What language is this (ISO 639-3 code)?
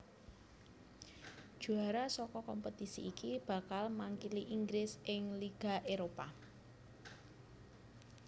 jav